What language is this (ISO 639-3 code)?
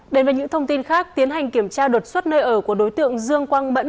vie